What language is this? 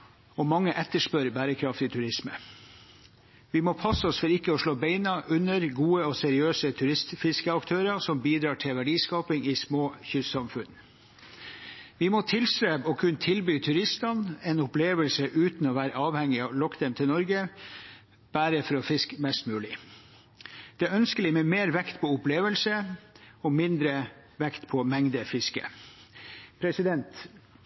Norwegian Bokmål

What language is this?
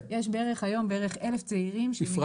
Hebrew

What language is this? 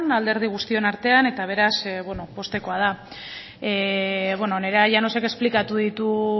Basque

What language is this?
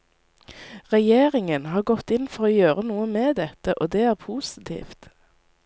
Norwegian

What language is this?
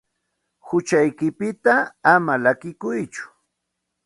Santa Ana de Tusi Pasco Quechua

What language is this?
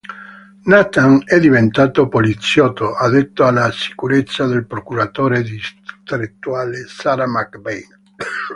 Italian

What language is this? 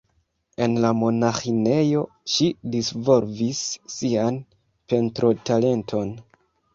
Esperanto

